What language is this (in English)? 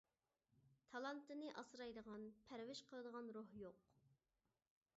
Uyghur